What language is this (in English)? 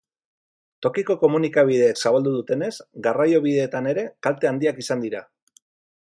Basque